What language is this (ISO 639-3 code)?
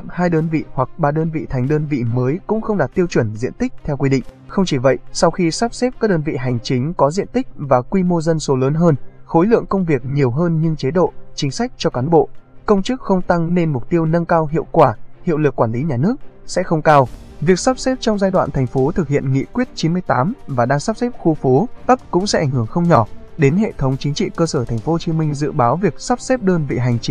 vie